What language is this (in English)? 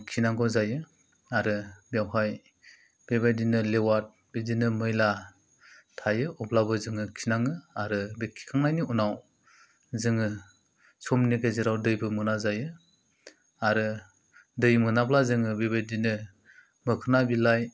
Bodo